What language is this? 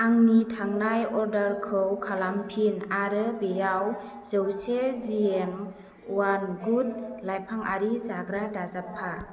Bodo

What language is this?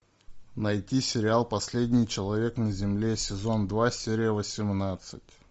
Russian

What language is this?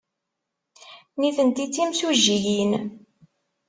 Kabyle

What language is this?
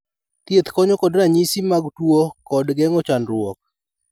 Luo (Kenya and Tanzania)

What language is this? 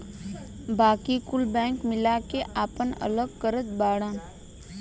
Bhojpuri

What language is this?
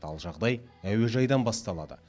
Kazakh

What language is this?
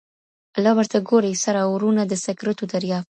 Pashto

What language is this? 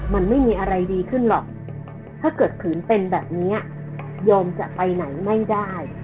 Thai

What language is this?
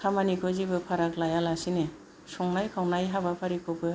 Bodo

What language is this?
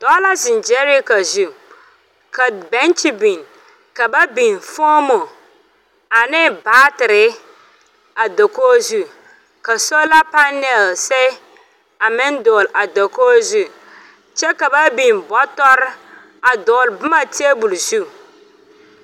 Southern Dagaare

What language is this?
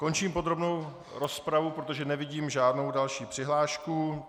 Czech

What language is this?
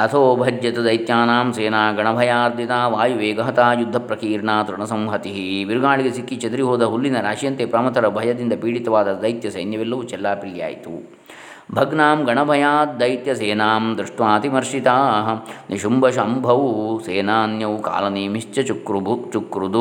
Kannada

